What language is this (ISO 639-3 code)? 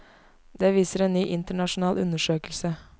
nor